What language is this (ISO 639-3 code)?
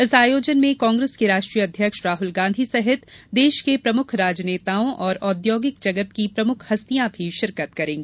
hin